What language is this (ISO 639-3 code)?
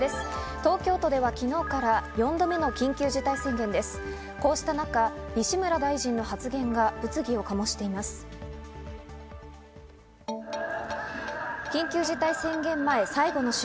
jpn